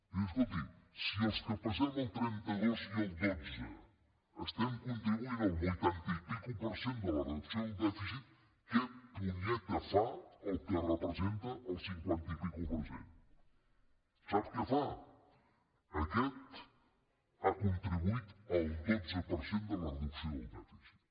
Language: Catalan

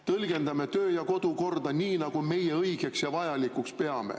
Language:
Estonian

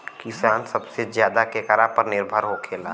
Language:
Bhojpuri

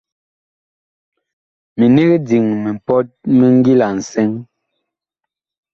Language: Bakoko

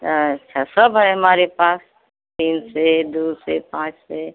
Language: Hindi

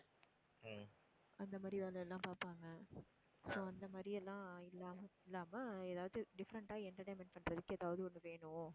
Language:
Tamil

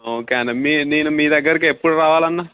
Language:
Telugu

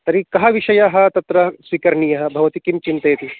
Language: Sanskrit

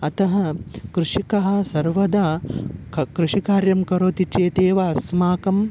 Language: Sanskrit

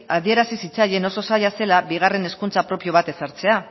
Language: Basque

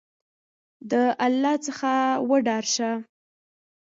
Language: Pashto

